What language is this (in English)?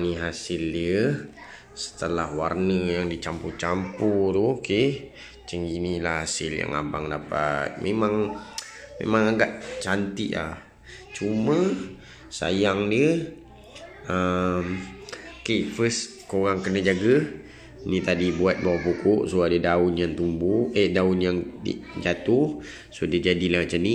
Malay